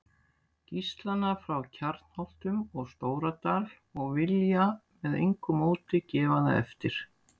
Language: Icelandic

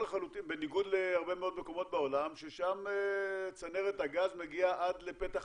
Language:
Hebrew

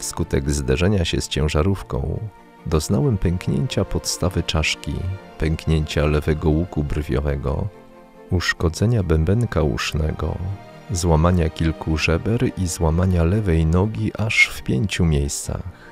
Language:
Polish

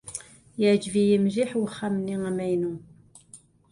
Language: Kabyle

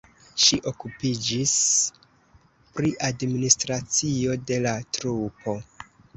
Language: Esperanto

